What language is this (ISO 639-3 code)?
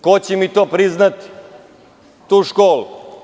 srp